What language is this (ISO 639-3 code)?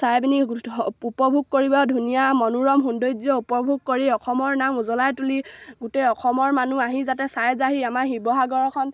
asm